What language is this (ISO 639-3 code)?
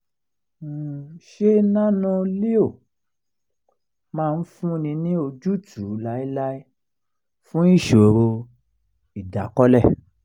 yor